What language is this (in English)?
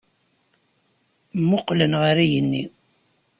Kabyle